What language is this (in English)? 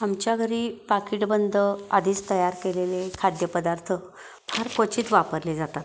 Marathi